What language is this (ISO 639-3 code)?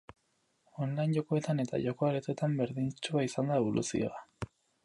eus